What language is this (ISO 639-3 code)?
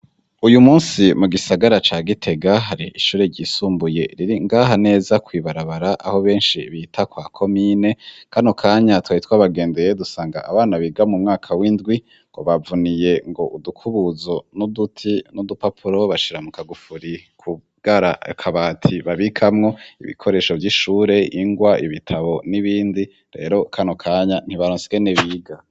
run